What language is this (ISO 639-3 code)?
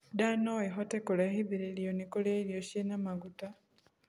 kik